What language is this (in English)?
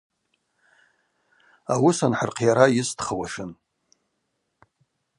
Abaza